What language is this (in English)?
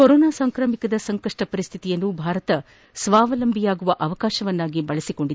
Kannada